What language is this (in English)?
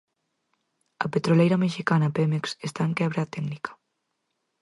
Galician